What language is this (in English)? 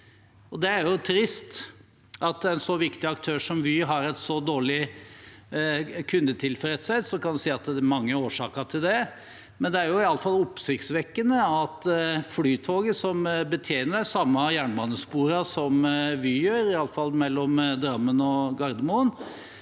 Norwegian